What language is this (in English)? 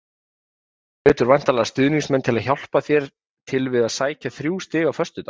Icelandic